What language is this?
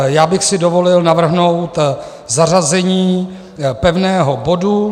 Czech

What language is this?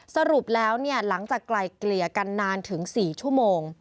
Thai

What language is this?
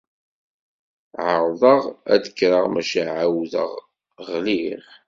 Kabyle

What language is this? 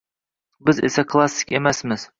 Uzbek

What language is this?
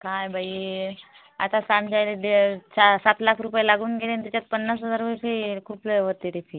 Marathi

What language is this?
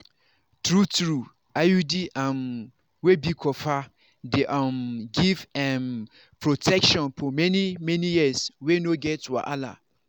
Nigerian Pidgin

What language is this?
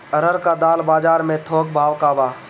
Bhojpuri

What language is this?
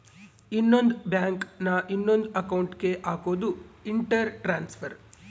Kannada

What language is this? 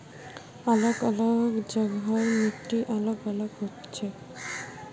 Magahi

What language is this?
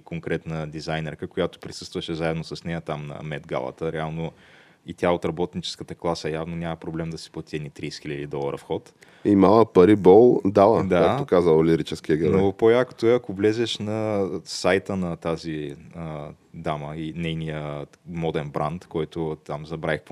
Bulgarian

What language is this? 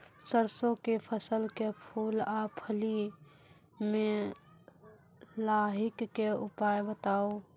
Maithili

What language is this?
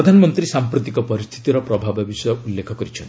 Odia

